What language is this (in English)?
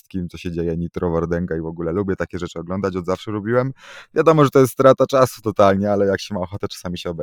Polish